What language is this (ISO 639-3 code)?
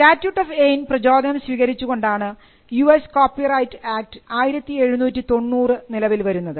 mal